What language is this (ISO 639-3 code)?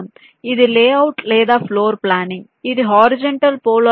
tel